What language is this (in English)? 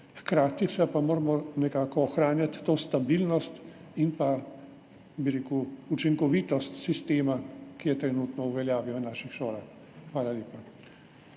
Slovenian